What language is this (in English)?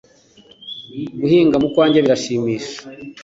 Kinyarwanda